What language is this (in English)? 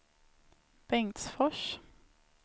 Swedish